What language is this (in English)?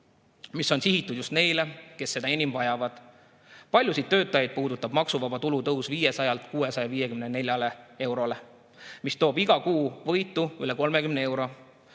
Estonian